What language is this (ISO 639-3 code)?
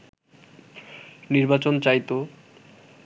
ben